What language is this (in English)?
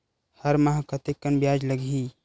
Chhattisgarhi